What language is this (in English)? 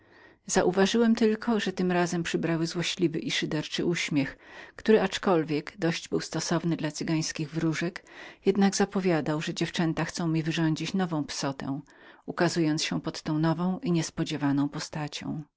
Polish